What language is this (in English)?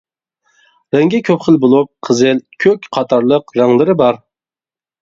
Uyghur